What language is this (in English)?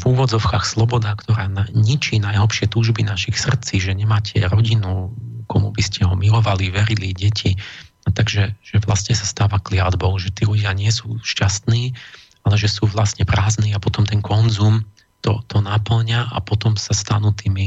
Slovak